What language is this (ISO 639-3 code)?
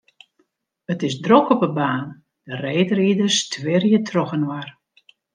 fry